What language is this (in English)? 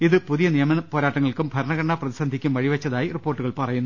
Malayalam